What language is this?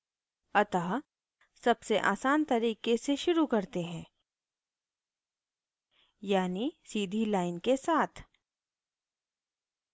Hindi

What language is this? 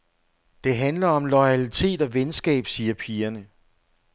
Danish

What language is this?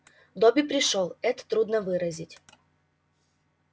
Russian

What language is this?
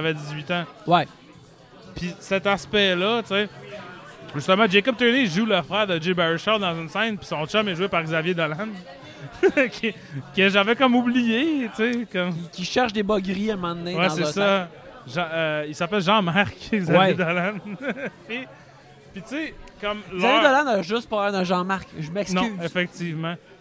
French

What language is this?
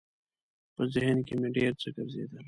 Pashto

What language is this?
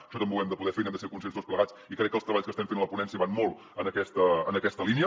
Catalan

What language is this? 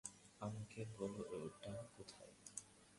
Bangla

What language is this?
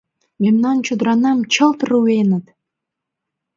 Mari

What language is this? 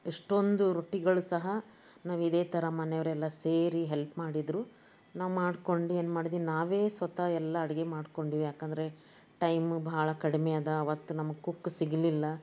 Kannada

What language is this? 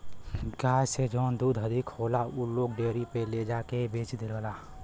Bhojpuri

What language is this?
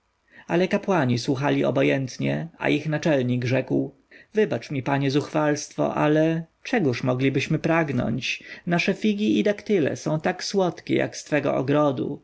Polish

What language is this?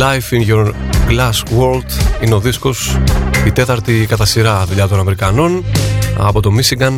Greek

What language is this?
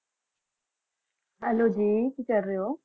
Punjabi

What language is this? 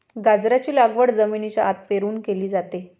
Marathi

